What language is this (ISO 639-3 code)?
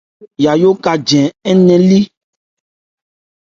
ebr